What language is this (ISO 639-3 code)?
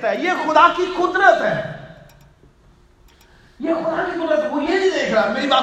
urd